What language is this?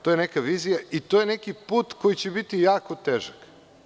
Serbian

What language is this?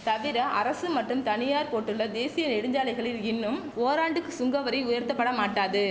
Tamil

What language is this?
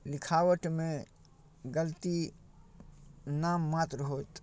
Maithili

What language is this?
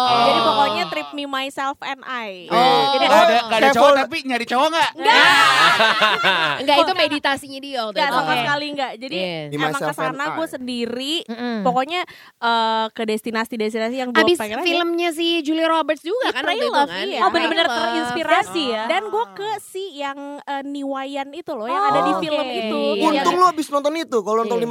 Indonesian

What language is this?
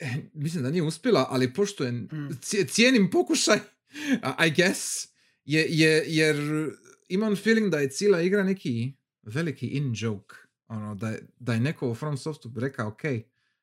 Croatian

